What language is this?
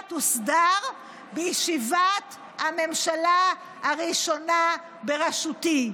Hebrew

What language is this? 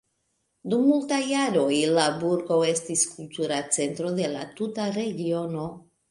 Esperanto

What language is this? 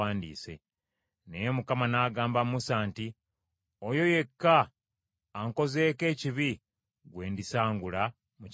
Ganda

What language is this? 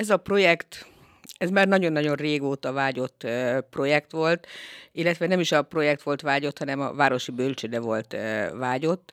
Hungarian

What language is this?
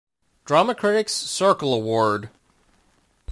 English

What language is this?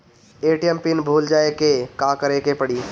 Bhojpuri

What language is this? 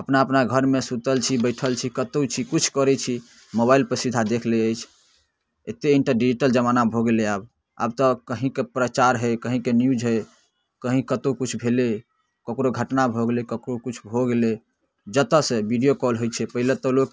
Maithili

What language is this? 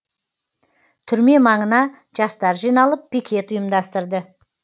Kazakh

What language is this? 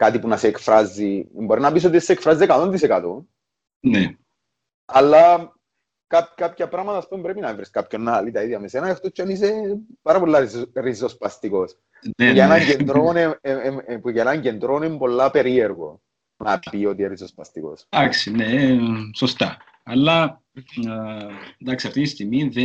Greek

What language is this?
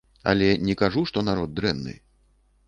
Belarusian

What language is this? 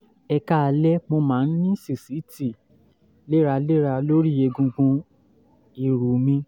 Yoruba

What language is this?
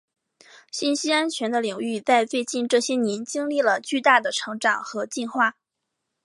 Chinese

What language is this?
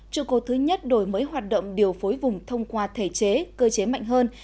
Vietnamese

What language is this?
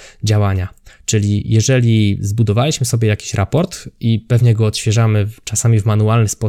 Polish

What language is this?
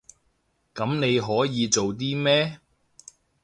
Cantonese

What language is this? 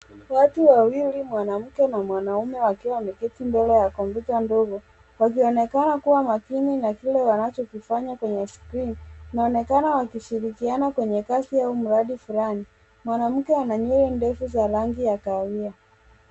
Swahili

